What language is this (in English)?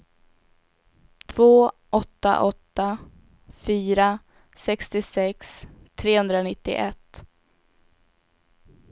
Swedish